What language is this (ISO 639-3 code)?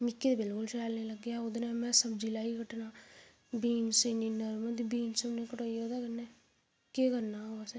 doi